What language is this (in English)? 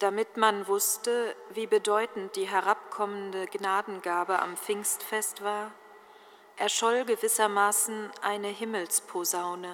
German